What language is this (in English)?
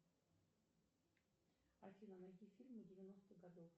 Russian